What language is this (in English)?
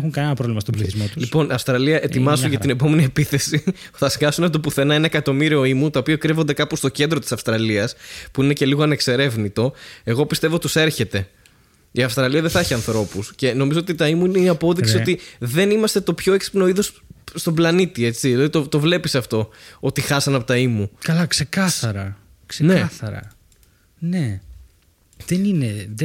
Greek